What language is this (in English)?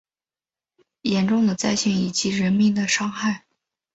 Chinese